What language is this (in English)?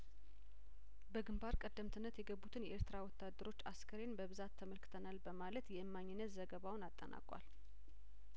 Amharic